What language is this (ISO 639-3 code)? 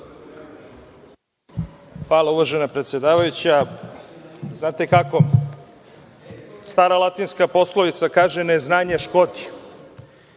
srp